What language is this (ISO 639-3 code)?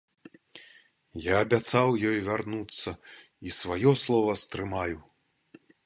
bel